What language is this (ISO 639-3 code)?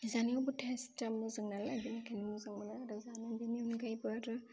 brx